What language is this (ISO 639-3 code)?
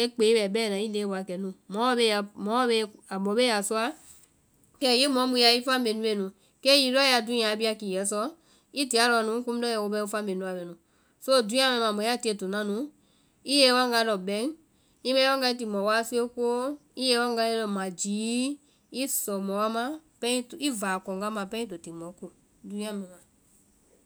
vai